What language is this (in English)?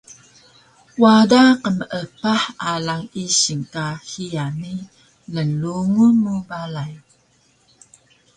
Taroko